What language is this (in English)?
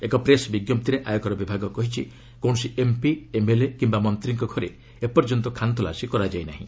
Odia